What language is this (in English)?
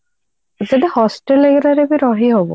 Odia